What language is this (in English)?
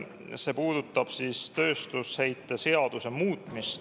Estonian